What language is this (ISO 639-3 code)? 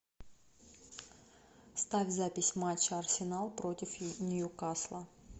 rus